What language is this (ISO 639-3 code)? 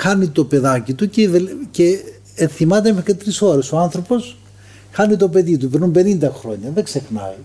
ell